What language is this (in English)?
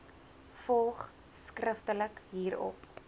Afrikaans